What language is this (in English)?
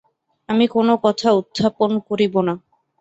Bangla